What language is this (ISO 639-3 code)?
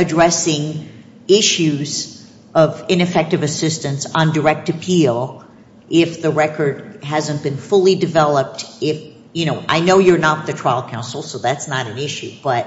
eng